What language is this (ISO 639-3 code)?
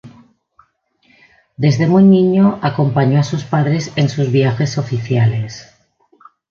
spa